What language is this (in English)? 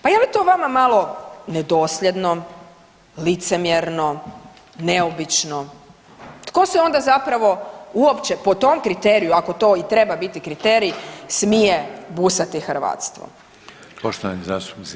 Croatian